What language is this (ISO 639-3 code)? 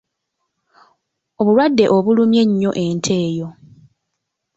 lug